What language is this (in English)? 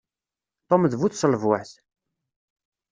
Kabyle